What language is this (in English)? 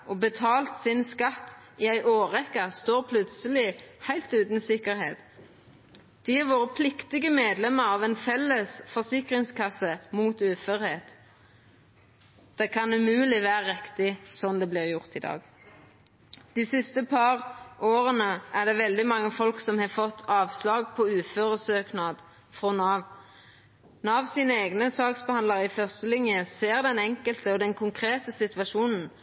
Norwegian Nynorsk